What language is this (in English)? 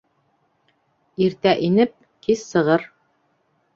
Bashkir